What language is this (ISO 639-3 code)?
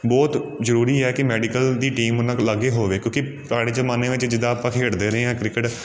pan